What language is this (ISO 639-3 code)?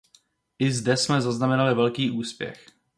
ces